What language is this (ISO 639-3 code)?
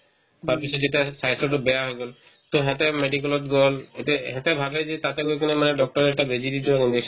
asm